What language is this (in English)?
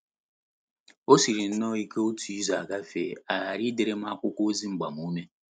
Igbo